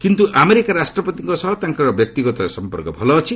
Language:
Odia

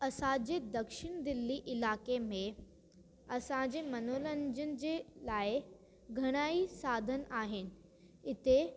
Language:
Sindhi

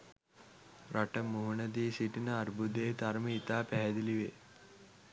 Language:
Sinhala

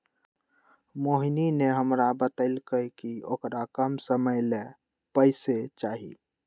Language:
Magahi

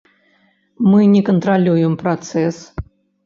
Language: Belarusian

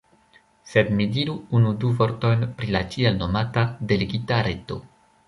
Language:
Esperanto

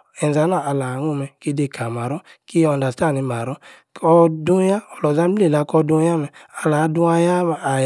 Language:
Yace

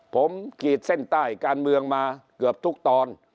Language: Thai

